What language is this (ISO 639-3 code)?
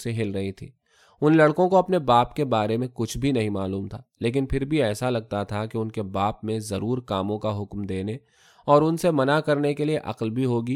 urd